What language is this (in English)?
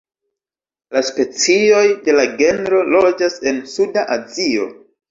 Esperanto